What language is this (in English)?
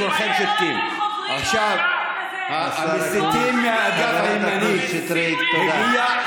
Hebrew